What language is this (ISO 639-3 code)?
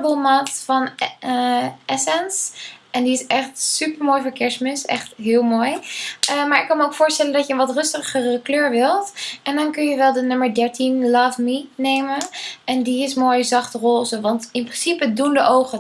nld